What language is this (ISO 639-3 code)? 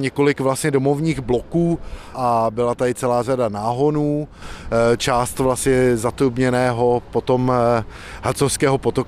ces